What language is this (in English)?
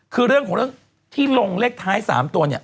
Thai